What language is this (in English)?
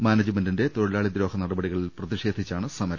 Malayalam